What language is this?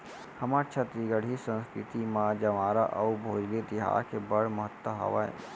Chhattisgarhi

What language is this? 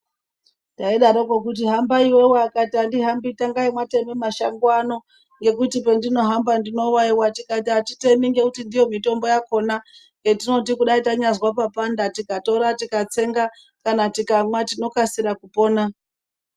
Ndau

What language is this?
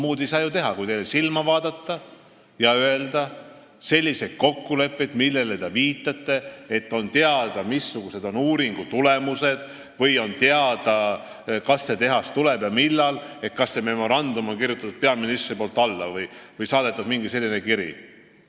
Estonian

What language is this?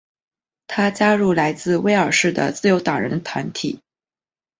Chinese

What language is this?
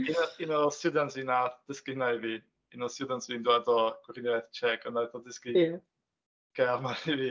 Welsh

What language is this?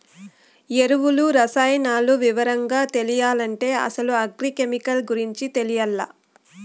Telugu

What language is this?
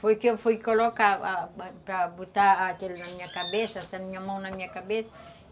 Portuguese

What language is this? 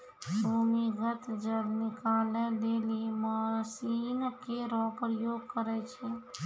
Maithili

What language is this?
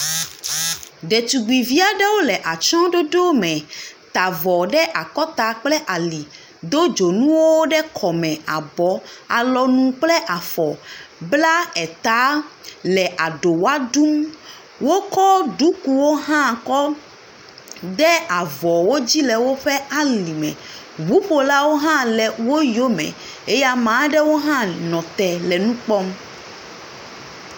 Ewe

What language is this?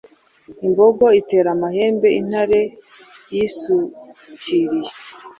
Kinyarwanda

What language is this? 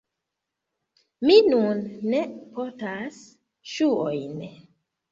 Esperanto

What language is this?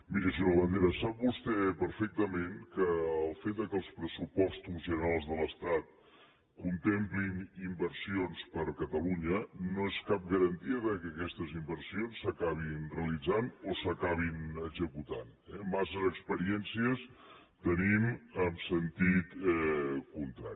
Catalan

